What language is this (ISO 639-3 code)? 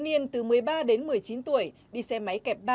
vie